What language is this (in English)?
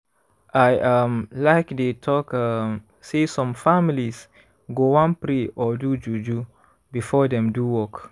Nigerian Pidgin